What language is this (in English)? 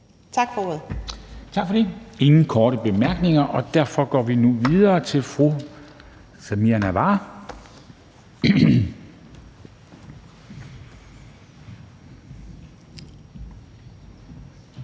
Danish